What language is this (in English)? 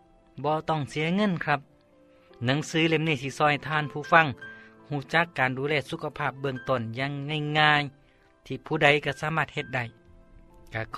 Thai